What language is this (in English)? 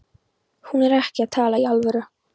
Icelandic